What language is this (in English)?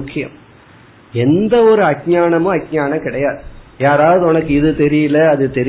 Tamil